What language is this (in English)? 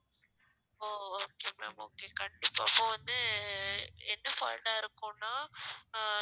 Tamil